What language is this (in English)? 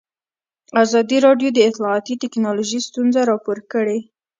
Pashto